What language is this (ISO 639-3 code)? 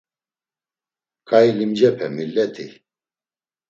lzz